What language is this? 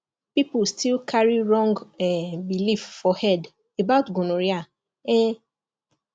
Nigerian Pidgin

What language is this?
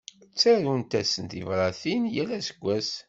Kabyle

